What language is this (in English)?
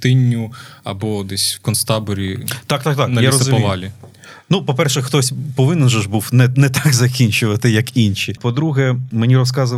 Ukrainian